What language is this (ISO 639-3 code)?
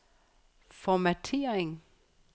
dan